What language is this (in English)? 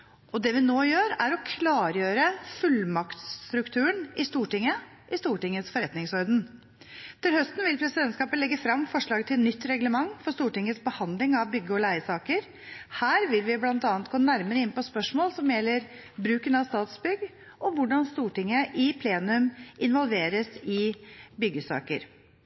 Norwegian Bokmål